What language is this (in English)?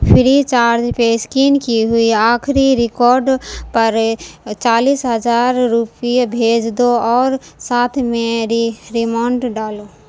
Urdu